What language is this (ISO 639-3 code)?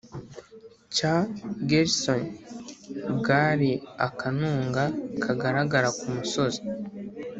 kin